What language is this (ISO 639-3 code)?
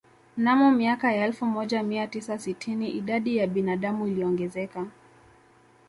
swa